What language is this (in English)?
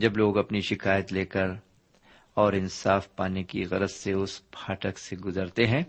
Urdu